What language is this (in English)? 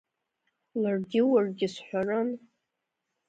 Abkhazian